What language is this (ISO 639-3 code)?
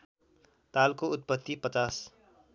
nep